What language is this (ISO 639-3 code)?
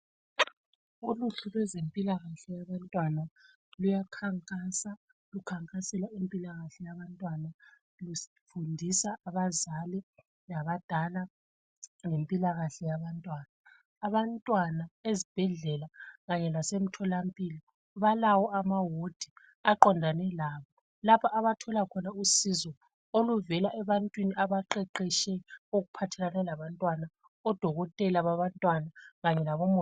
nde